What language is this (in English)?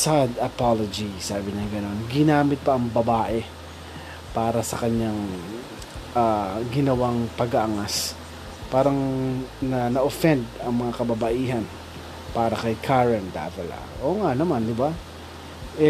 Filipino